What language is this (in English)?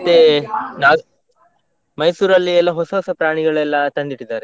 Kannada